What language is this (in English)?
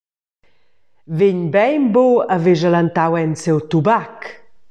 Romansh